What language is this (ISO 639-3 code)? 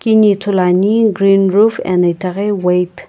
nsm